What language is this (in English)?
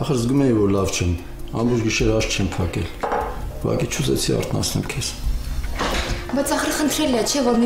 Romanian